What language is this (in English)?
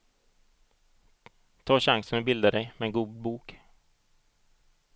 Swedish